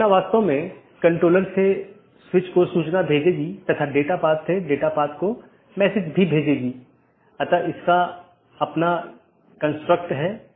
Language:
Hindi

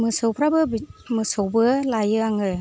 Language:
Bodo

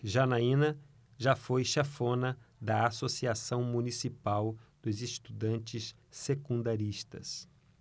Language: Portuguese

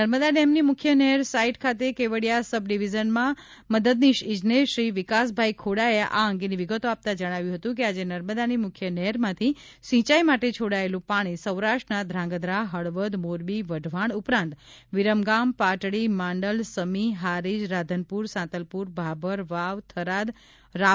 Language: Gujarati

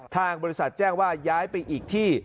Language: Thai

